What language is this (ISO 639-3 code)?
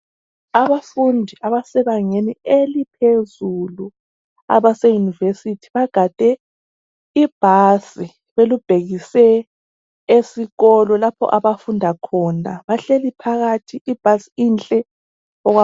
nde